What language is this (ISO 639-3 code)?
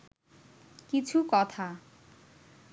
ben